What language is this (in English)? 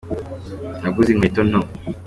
Kinyarwanda